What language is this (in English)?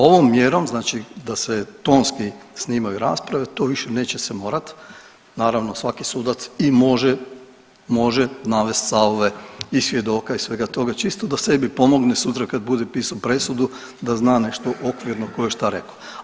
Croatian